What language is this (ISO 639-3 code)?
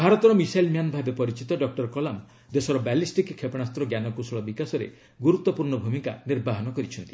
ori